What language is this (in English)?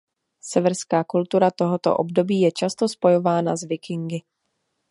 Czech